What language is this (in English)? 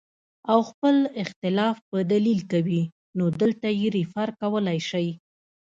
Pashto